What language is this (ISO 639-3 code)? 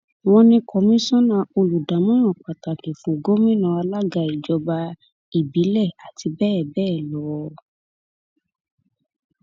yor